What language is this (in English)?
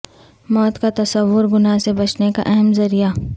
Urdu